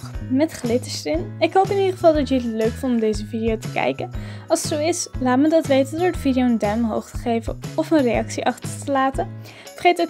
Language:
Dutch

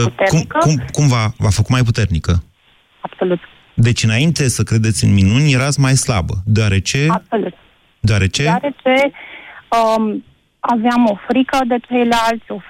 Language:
Romanian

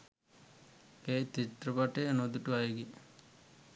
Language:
Sinhala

